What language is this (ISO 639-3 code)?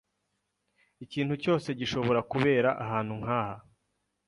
kin